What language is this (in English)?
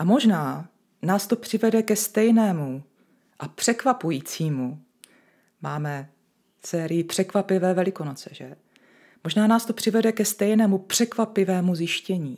Czech